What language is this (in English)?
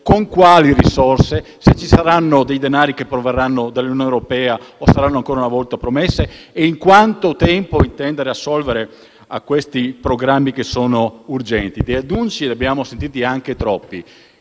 Italian